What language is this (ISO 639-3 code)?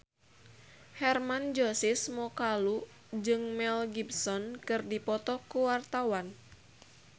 sun